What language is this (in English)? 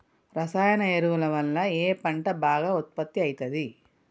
Telugu